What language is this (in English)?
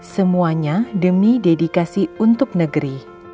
Indonesian